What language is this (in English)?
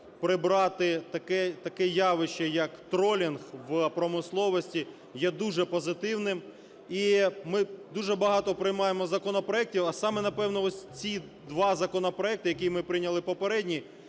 Ukrainian